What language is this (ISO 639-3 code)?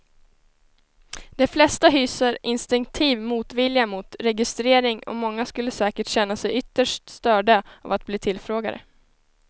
swe